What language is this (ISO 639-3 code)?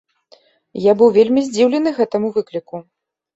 bel